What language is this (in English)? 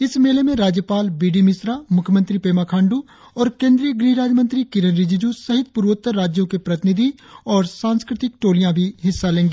Hindi